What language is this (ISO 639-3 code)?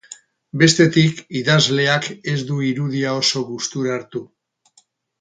eus